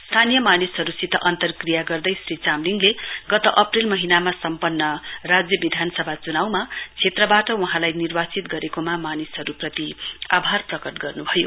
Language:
Nepali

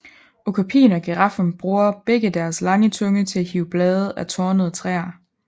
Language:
Danish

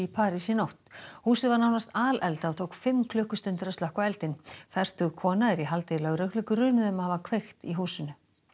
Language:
Icelandic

